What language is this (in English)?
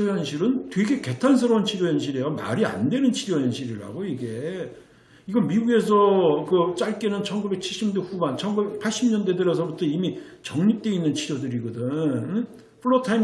Korean